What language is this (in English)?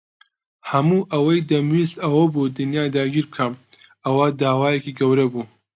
Central Kurdish